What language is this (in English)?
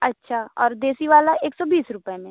Hindi